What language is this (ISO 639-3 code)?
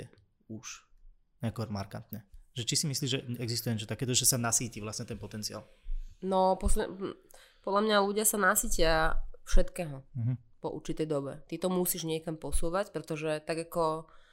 slk